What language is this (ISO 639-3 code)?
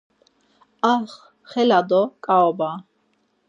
lzz